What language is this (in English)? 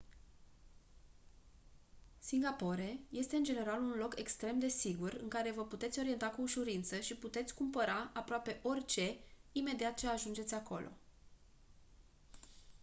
Romanian